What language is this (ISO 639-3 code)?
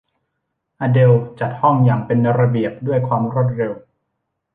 tha